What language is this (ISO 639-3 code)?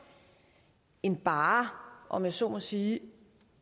dan